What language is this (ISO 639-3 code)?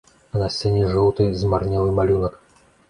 bel